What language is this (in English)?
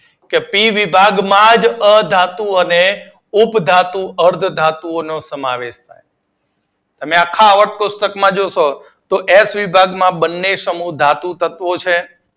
Gujarati